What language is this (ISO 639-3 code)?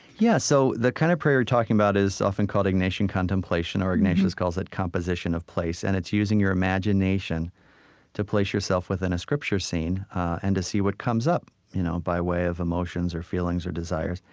eng